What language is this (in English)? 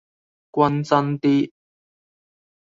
Cantonese